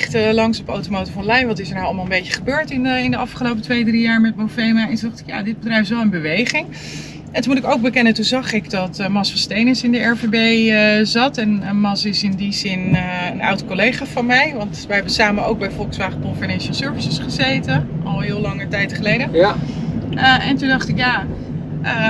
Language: Dutch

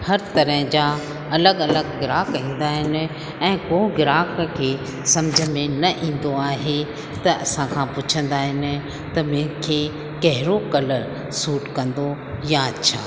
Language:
Sindhi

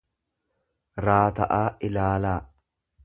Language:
Oromo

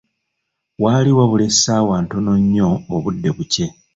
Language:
Ganda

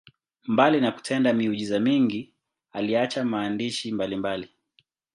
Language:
Swahili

